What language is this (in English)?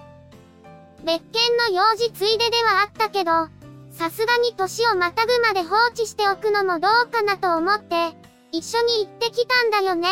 Japanese